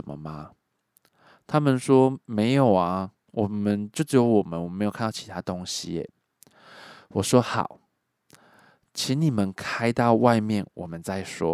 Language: Chinese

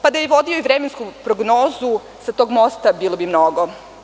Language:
Serbian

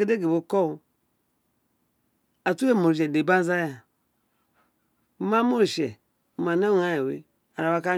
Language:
Isekiri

